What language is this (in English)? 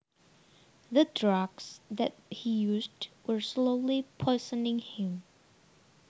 Javanese